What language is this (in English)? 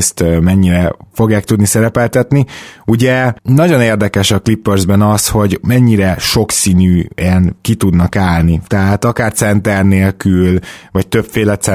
Hungarian